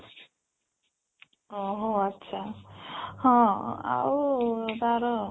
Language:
Odia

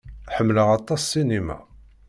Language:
Kabyle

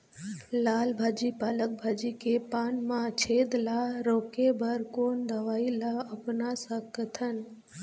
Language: Chhattisgarhi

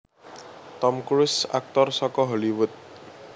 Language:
Javanese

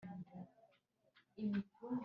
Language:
Kinyarwanda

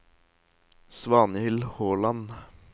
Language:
Norwegian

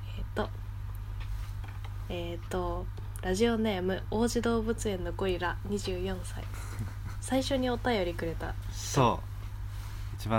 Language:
Japanese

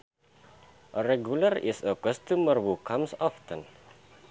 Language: Sundanese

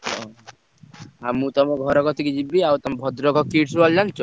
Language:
Odia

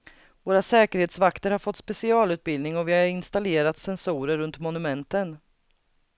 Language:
Swedish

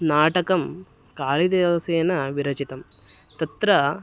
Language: Sanskrit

